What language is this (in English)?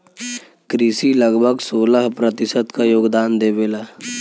Bhojpuri